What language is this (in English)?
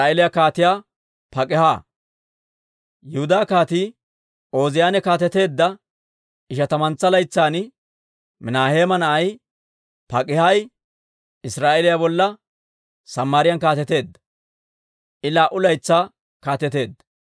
Dawro